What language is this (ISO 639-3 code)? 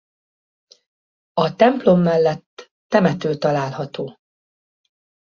hun